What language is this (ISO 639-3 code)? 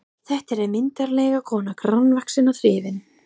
isl